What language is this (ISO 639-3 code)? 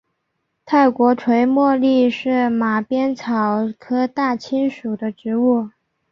zho